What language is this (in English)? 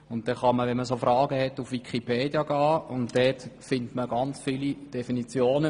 Swiss German